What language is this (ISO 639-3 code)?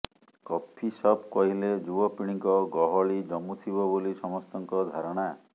ori